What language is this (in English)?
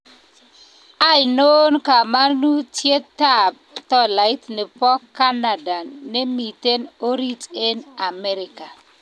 Kalenjin